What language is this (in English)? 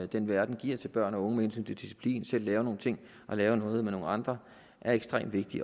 Danish